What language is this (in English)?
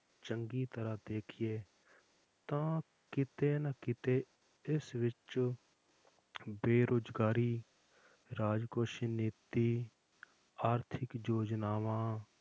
Punjabi